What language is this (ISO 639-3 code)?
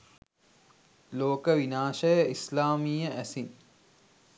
sin